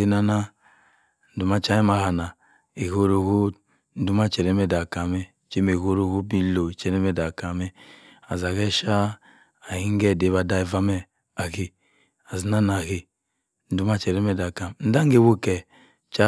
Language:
Cross River Mbembe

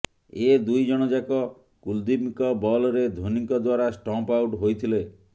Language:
Odia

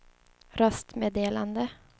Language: Swedish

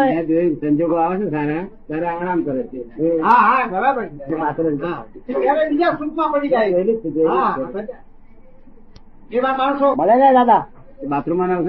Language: Gujarati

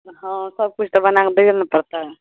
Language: Maithili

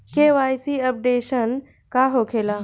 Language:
Bhojpuri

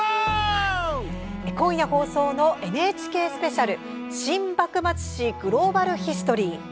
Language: Japanese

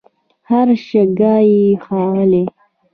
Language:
Pashto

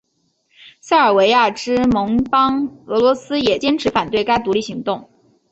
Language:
Chinese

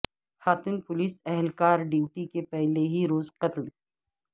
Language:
Urdu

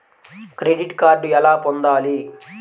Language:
Telugu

